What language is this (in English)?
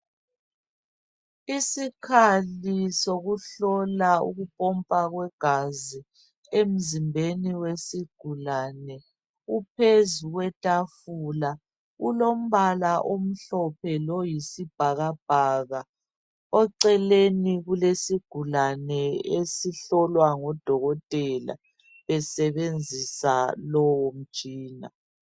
North Ndebele